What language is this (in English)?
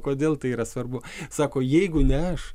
Lithuanian